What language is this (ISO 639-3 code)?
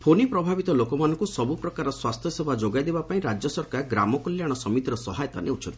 ori